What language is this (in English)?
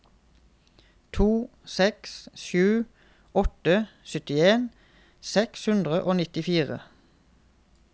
Norwegian